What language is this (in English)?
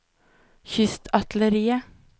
Norwegian